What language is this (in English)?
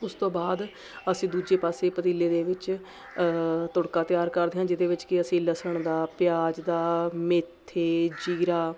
Punjabi